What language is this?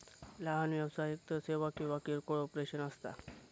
Marathi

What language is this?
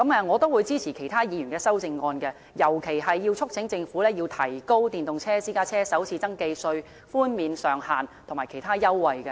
Cantonese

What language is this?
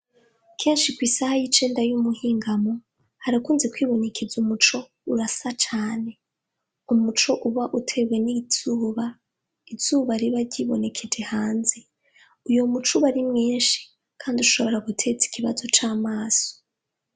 Rundi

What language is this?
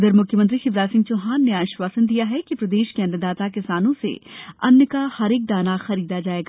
Hindi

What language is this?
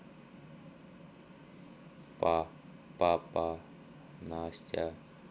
Russian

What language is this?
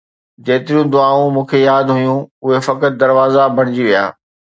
Sindhi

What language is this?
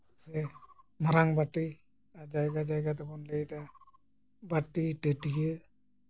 Santali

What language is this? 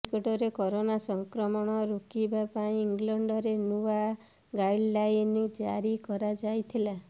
Odia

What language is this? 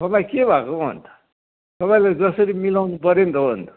Nepali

